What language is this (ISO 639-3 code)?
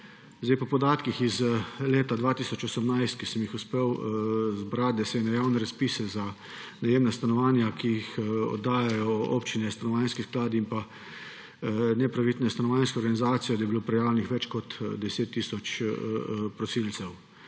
slv